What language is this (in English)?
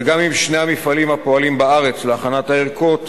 Hebrew